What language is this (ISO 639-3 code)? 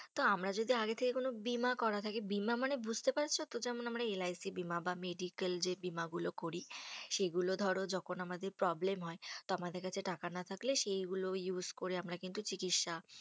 ben